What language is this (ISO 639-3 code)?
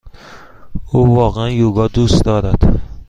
fas